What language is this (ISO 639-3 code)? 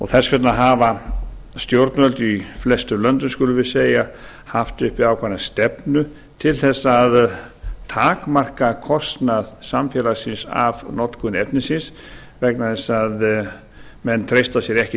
isl